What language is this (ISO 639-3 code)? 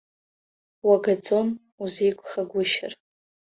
abk